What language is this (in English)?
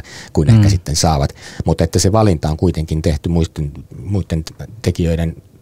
Finnish